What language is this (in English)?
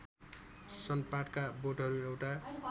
Nepali